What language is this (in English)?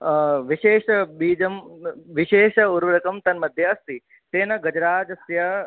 Sanskrit